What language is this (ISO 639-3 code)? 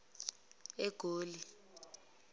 zul